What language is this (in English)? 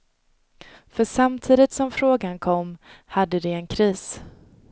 Swedish